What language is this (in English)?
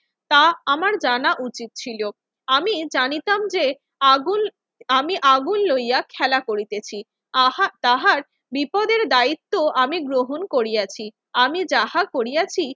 Bangla